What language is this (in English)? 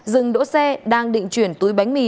Vietnamese